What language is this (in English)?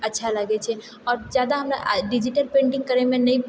Maithili